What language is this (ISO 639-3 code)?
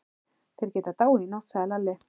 isl